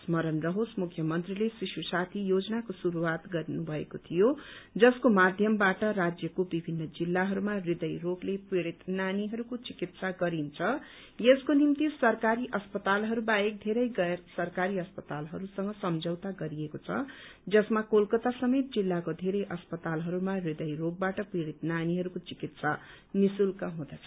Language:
Nepali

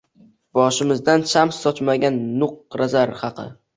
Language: Uzbek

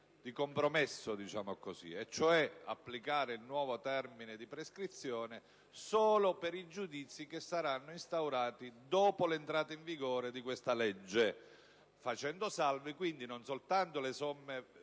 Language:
Italian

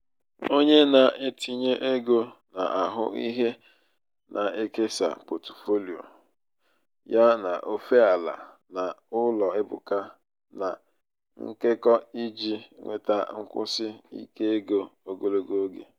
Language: Igbo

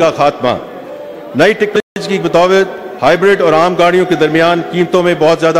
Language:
Hindi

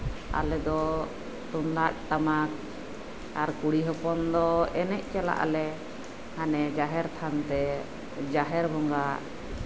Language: Santali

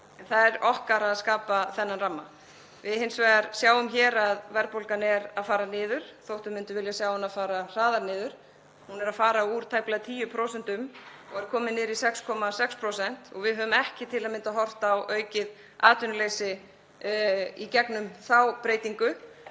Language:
Icelandic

